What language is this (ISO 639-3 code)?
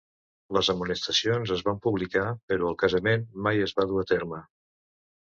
cat